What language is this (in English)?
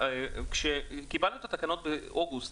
Hebrew